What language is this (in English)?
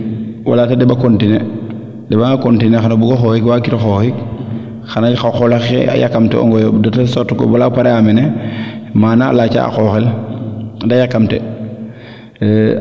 Serer